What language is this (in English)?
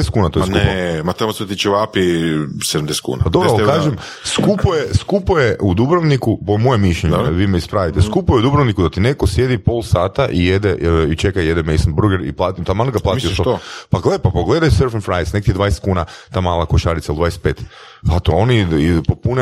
Croatian